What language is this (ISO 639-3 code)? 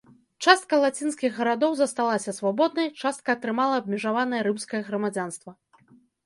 bel